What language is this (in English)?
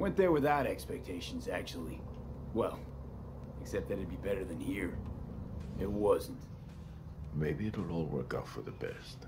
Turkish